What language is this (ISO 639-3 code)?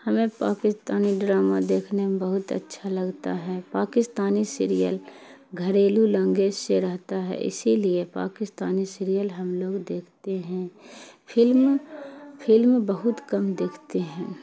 urd